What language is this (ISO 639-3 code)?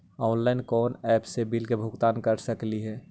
mag